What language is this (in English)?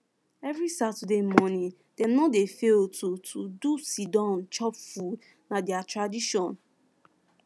Nigerian Pidgin